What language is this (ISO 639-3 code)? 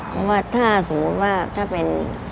tha